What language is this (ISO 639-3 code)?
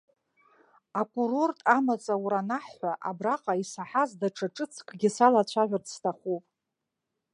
abk